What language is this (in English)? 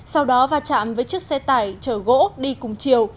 Vietnamese